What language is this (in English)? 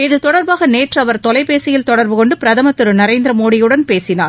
Tamil